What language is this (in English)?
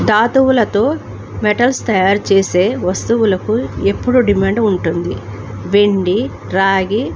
Telugu